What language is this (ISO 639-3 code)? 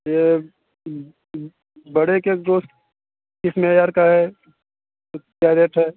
urd